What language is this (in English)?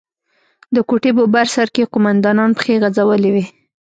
Pashto